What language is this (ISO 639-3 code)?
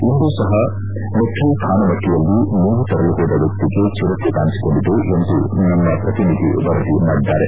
kan